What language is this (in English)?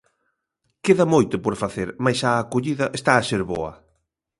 Galician